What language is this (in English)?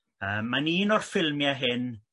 Welsh